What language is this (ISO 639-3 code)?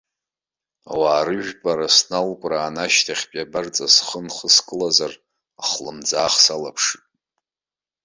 abk